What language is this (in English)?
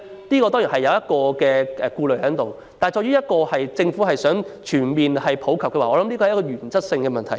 Cantonese